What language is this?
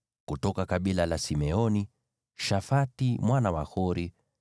Swahili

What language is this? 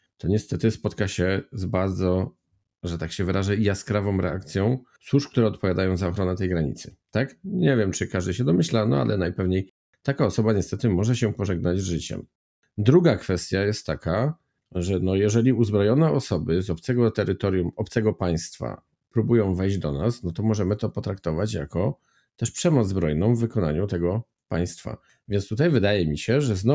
Polish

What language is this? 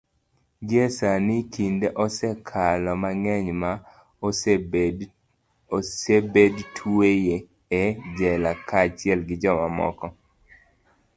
Luo (Kenya and Tanzania)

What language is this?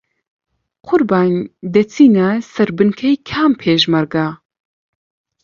Central Kurdish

